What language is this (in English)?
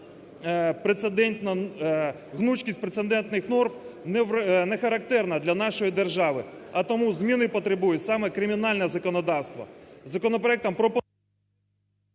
Ukrainian